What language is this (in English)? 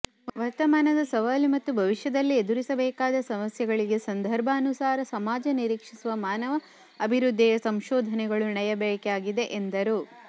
Kannada